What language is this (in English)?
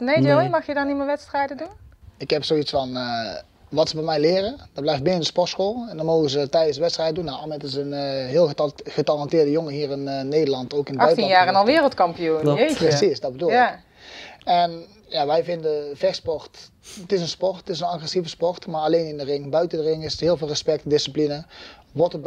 Dutch